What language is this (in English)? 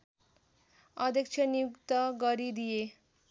Nepali